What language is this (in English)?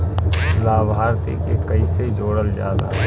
Bhojpuri